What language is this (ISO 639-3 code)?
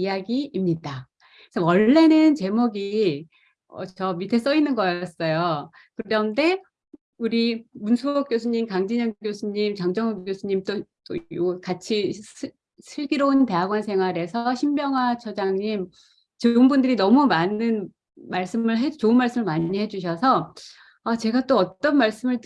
kor